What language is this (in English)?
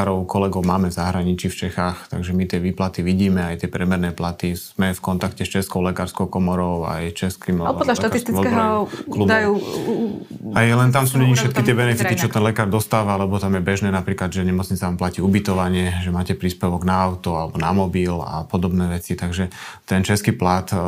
Slovak